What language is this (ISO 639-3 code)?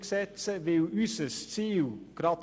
gsw